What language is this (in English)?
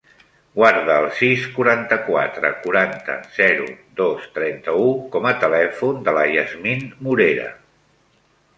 Catalan